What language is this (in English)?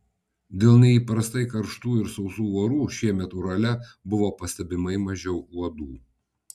Lithuanian